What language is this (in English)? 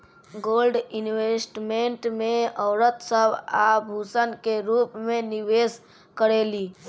Bhojpuri